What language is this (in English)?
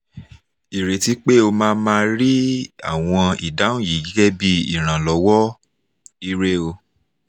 Yoruba